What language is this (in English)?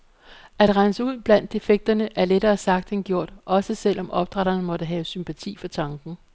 Danish